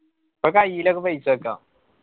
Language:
Malayalam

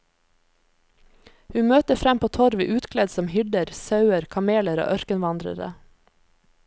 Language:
Norwegian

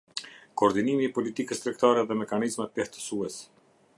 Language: Albanian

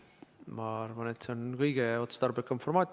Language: Estonian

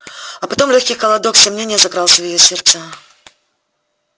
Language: Russian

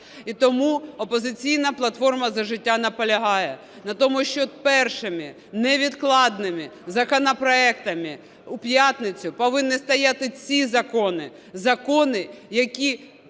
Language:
Ukrainian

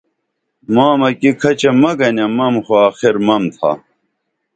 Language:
Dameli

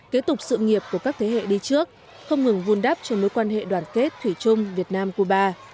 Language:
Vietnamese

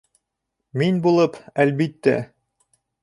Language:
Bashkir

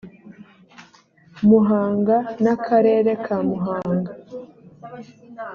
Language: Kinyarwanda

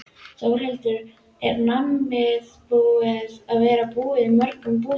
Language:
Icelandic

